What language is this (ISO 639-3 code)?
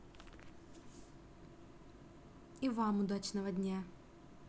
rus